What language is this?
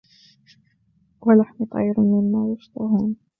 Arabic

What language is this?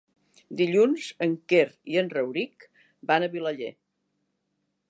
Catalan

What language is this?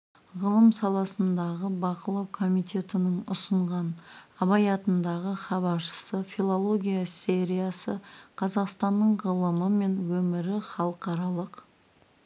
Kazakh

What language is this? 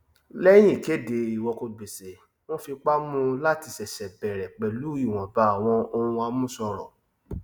Yoruba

